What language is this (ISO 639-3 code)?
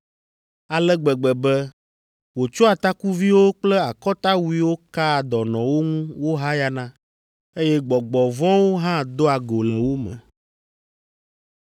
ewe